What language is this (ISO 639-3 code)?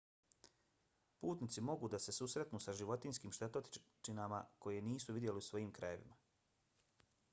bos